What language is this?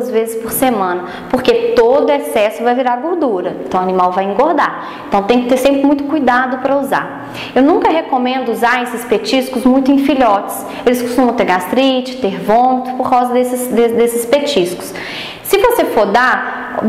Portuguese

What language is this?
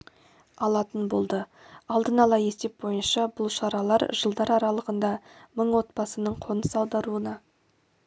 Kazakh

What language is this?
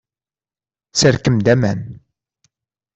Kabyle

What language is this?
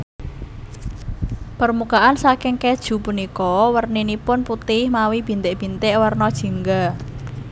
Javanese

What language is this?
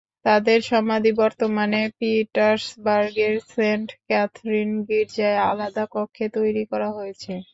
Bangla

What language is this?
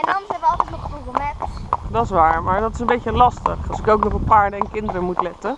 Dutch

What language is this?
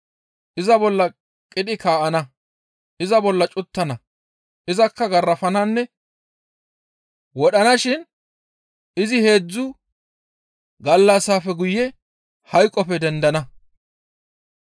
Gamo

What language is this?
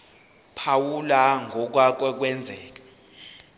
Zulu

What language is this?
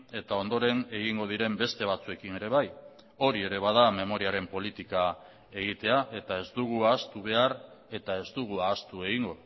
Basque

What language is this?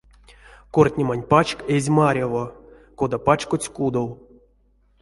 Erzya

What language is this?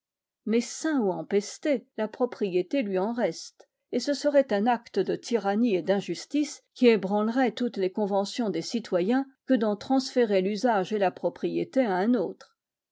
French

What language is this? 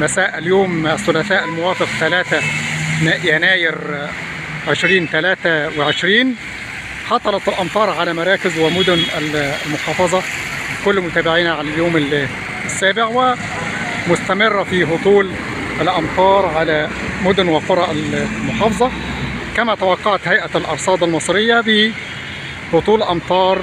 Arabic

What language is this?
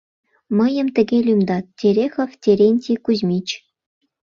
Mari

